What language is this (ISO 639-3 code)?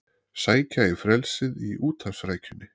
isl